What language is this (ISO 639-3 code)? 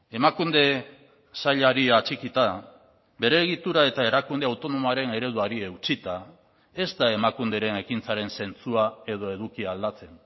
eus